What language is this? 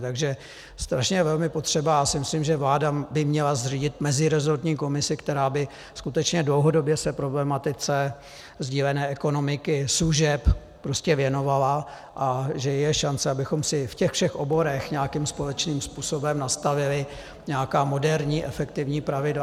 Czech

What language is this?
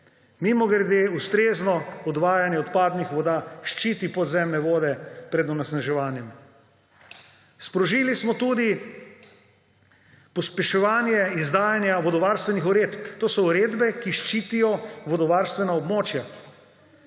Slovenian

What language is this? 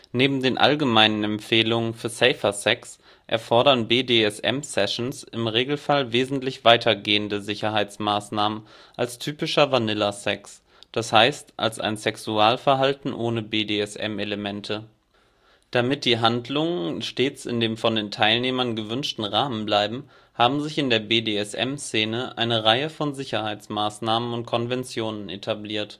German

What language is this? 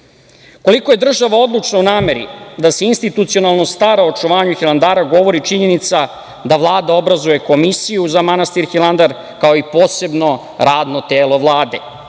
Serbian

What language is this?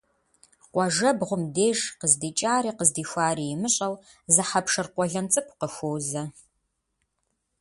Kabardian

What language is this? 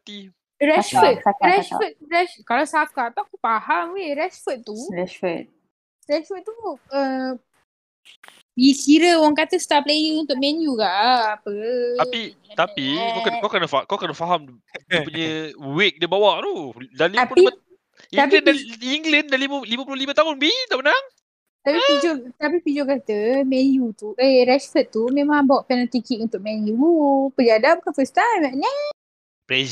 Malay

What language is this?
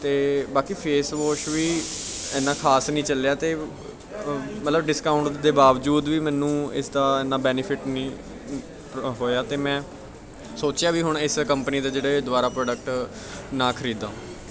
Punjabi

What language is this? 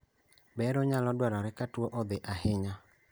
Luo (Kenya and Tanzania)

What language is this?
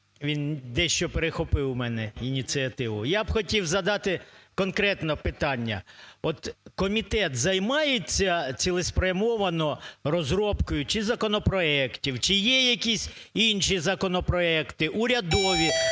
Ukrainian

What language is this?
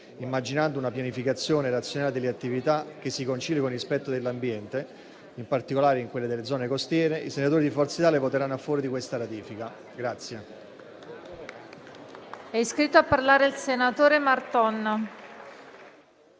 Italian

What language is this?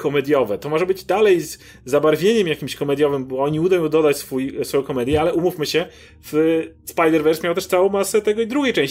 Polish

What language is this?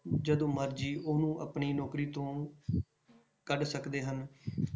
Punjabi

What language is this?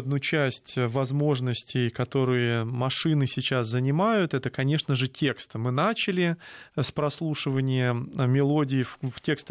Russian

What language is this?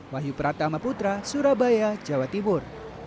Indonesian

